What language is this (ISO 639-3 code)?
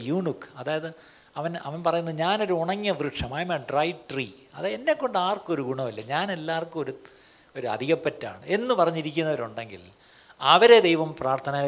mal